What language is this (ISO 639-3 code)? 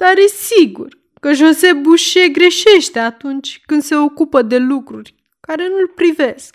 ron